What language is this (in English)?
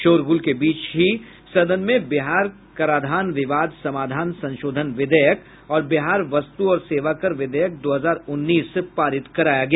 Hindi